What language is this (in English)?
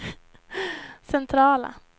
Swedish